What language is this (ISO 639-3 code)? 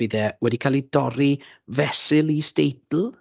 cym